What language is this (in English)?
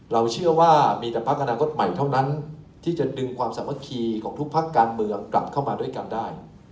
Thai